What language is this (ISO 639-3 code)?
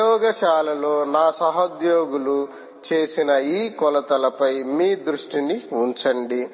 tel